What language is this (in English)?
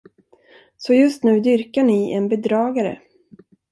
Swedish